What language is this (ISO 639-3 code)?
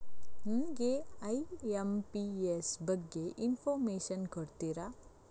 kan